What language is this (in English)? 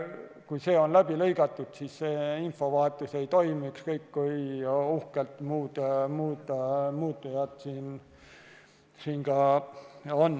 Estonian